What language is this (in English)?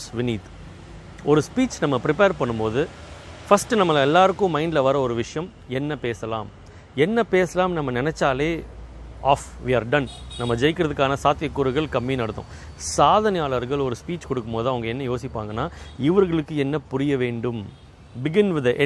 Tamil